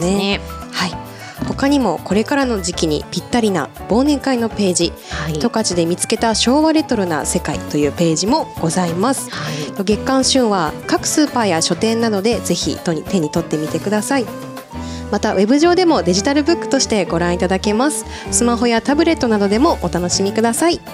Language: Japanese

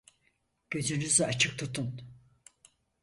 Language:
Turkish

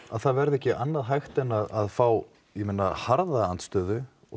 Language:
Icelandic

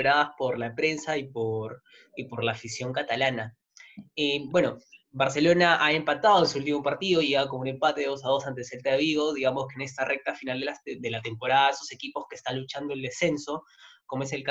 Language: Spanish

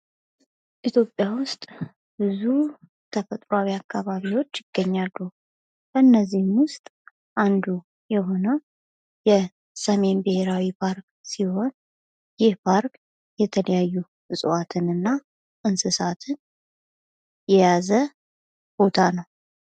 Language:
Amharic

